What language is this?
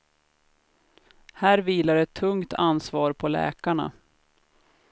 Swedish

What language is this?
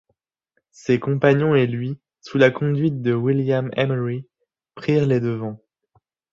French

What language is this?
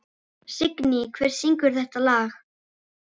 Icelandic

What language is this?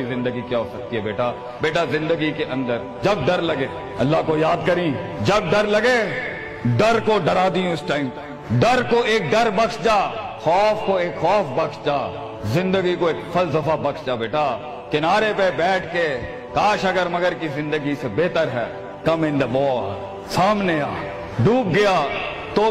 Urdu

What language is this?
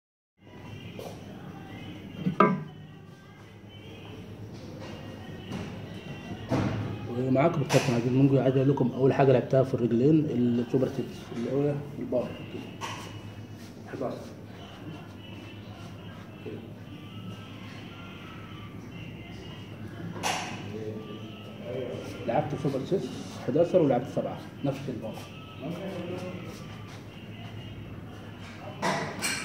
Arabic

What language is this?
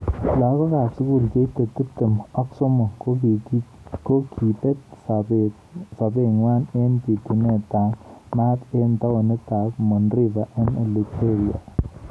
Kalenjin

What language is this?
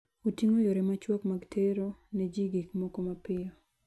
Luo (Kenya and Tanzania)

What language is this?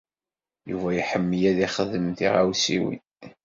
Kabyle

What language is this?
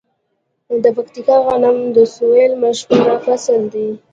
Pashto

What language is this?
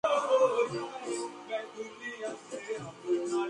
Bangla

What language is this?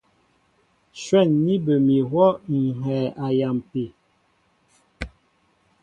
Mbo (Cameroon)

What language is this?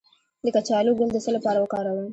Pashto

